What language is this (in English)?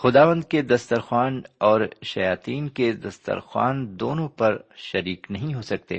Urdu